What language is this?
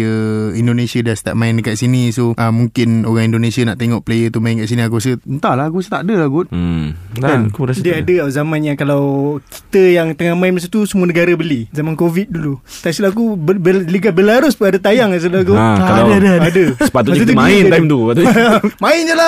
Malay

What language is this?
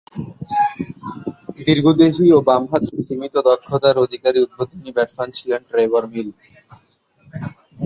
Bangla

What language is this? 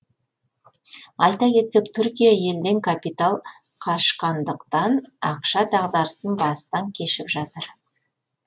Kazakh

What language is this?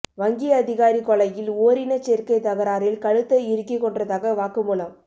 Tamil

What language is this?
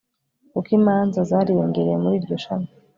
Kinyarwanda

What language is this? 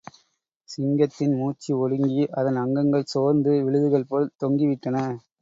Tamil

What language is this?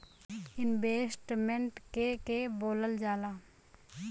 Bhojpuri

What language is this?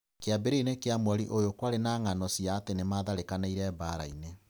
Kikuyu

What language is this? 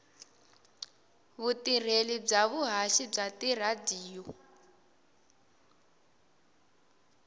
Tsonga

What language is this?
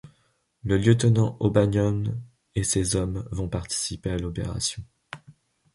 French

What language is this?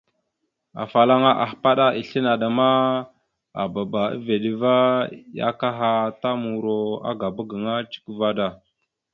Mada (Cameroon)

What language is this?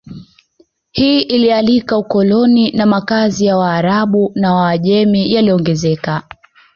Swahili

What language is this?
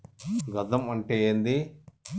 Telugu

